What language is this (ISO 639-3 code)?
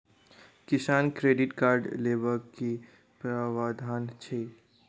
mai